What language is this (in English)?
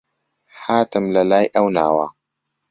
Central Kurdish